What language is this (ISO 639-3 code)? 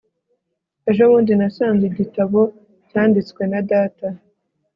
kin